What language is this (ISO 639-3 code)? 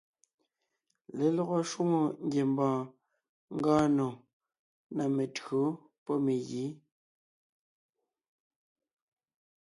nnh